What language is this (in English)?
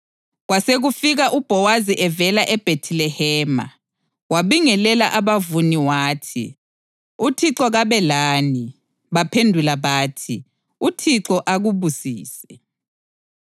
North Ndebele